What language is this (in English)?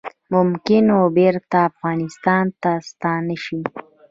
Pashto